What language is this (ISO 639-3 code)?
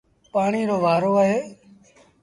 sbn